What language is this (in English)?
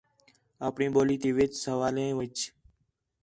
Khetrani